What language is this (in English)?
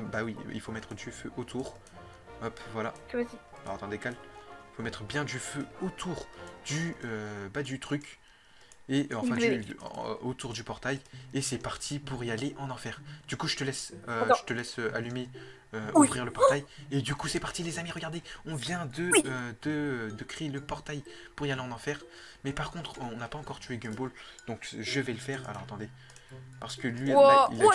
French